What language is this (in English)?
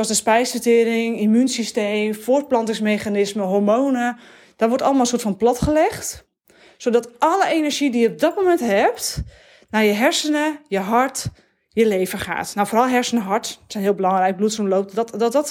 Dutch